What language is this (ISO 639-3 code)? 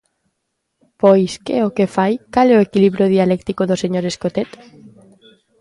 glg